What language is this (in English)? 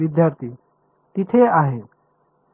Marathi